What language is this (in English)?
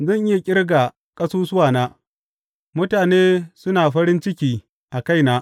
Hausa